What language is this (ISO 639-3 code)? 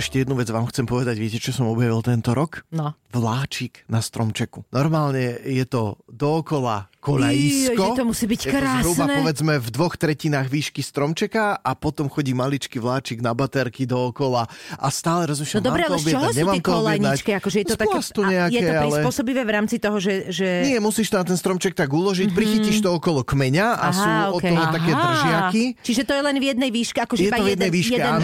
slk